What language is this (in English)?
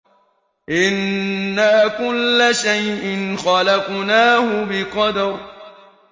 Arabic